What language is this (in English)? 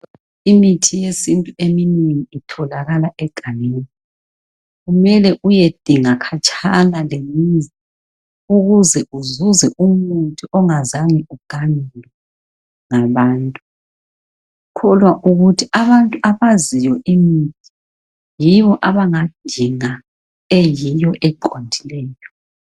North Ndebele